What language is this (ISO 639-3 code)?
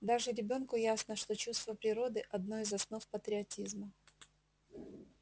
rus